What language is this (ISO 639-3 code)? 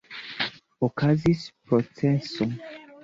epo